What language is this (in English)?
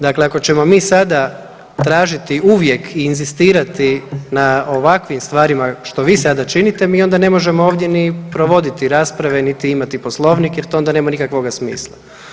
Croatian